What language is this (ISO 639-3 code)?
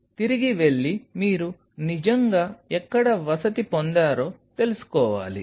tel